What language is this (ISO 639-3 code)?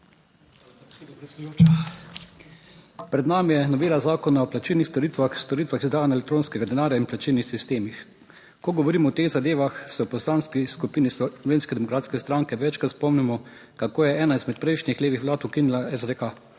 slv